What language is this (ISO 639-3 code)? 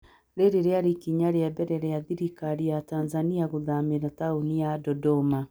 kik